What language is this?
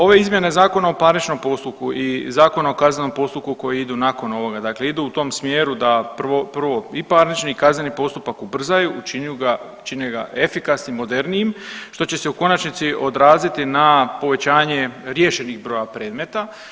Croatian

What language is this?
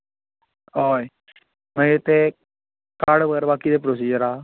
Konkani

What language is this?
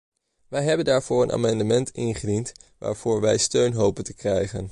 Dutch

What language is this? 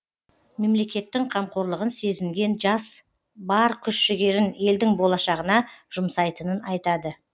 Kazakh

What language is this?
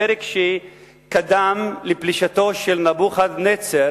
Hebrew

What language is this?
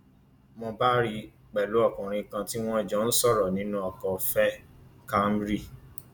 Yoruba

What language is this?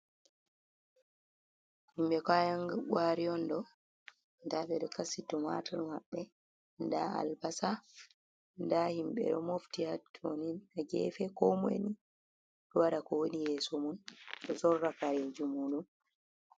Fula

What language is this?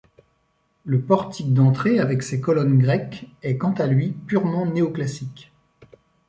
French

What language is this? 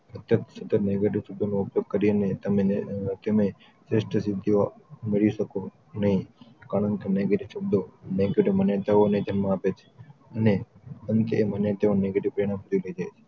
Gujarati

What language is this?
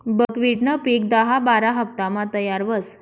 Marathi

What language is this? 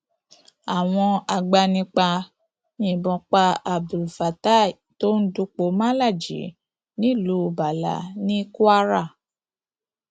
Yoruba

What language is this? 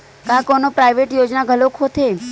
Chhattisgarhi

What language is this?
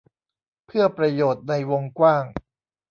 Thai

